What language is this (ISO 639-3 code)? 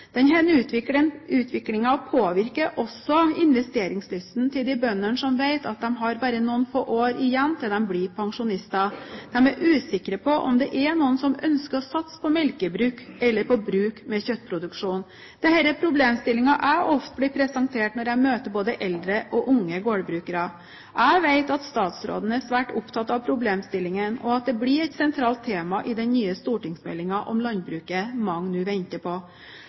nob